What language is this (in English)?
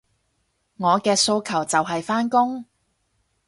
Cantonese